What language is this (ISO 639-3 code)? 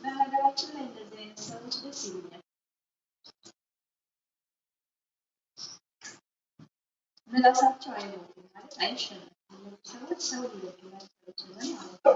amh